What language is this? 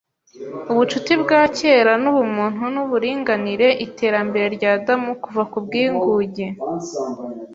Kinyarwanda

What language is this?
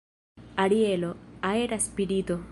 Esperanto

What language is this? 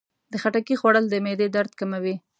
Pashto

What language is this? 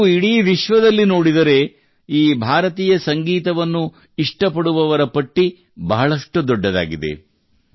Kannada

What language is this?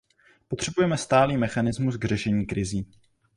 Czech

